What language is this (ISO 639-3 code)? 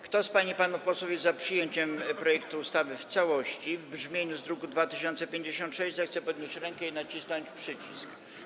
pol